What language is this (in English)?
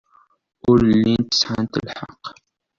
Kabyle